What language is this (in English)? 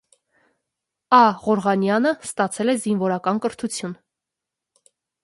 Armenian